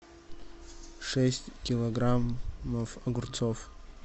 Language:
Russian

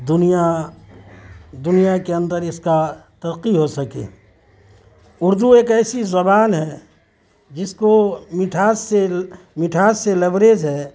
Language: Urdu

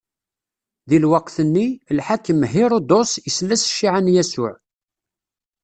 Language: Kabyle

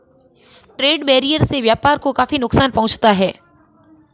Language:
Hindi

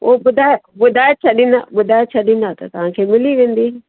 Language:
Sindhi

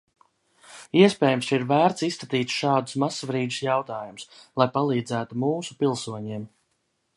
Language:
Latvian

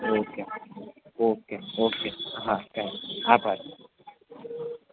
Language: Gujarati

